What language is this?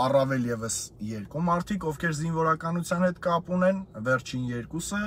Romanian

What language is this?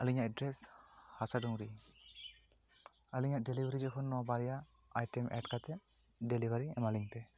Santali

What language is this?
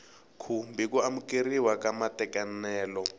Tsonga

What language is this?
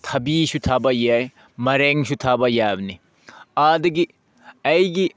Manipuri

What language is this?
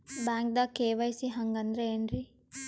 Kannada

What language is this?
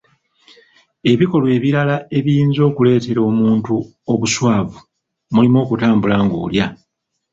Ganda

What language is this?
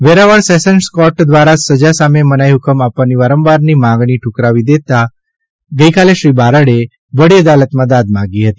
Gujarati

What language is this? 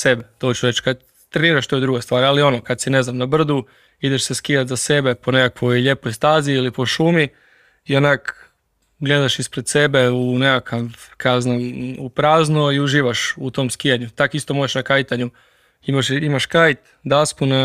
Croatian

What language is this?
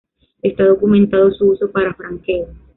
Spanish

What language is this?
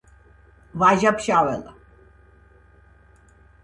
Georgian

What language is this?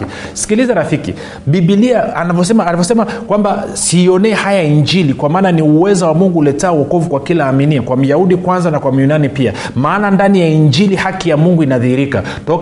Swahili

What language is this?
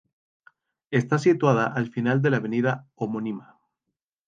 Spanish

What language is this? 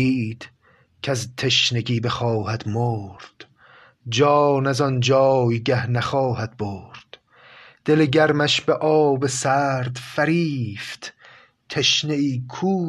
Persian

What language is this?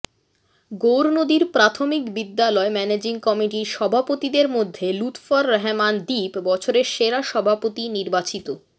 Bangla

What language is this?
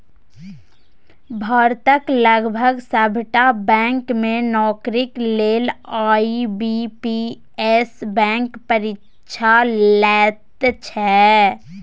Maithili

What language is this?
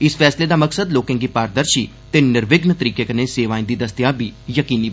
Dogri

